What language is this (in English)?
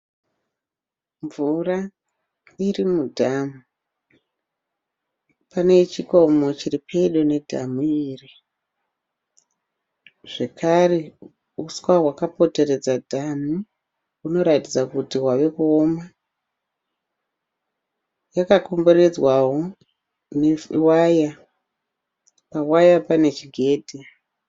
Shona